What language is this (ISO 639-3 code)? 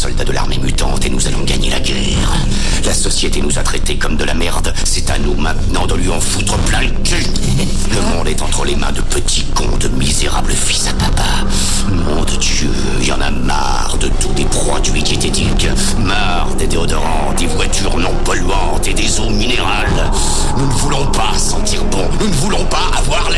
fra